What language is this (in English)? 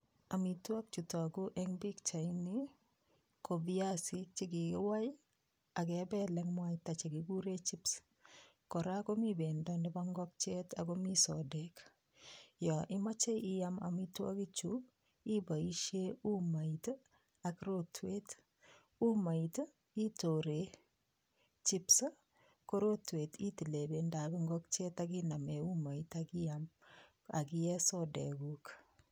Kalenjin